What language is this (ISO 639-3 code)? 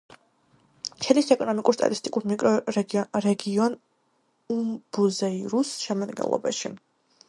kat